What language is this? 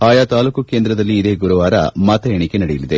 Kannada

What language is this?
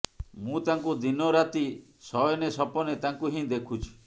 Odia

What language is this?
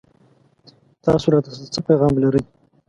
Pashto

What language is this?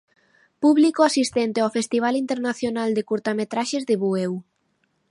Galician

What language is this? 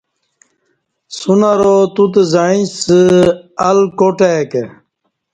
Kati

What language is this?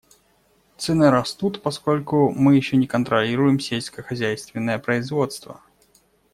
Russian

